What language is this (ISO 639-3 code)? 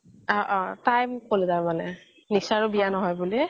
asm